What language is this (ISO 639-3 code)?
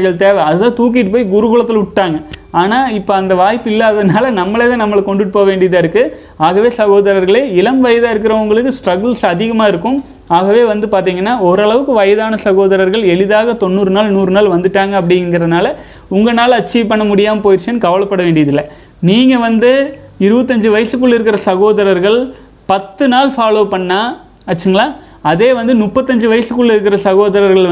tam